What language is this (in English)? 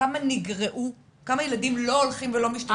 Hebrew